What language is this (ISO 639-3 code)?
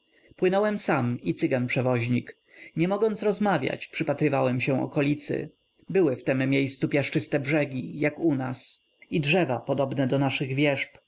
pol